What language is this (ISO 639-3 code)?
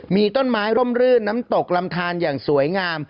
tha